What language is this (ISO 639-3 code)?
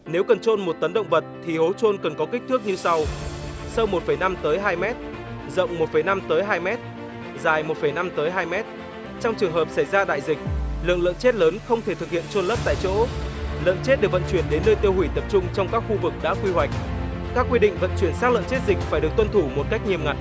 vie